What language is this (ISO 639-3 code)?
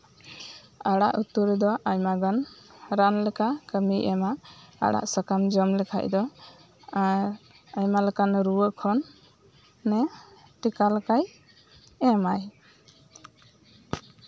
sat